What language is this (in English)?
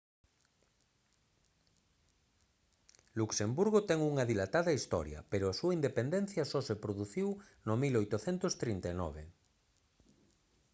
Galician